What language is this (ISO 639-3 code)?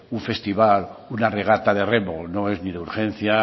spa